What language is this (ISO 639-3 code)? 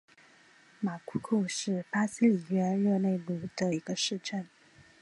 zho